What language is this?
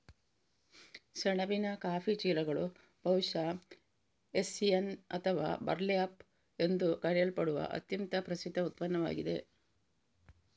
Kannada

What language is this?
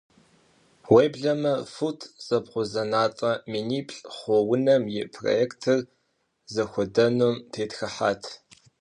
Kabardian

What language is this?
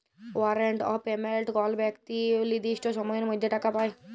Bangla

